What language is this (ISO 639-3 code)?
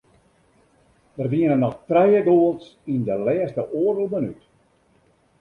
fry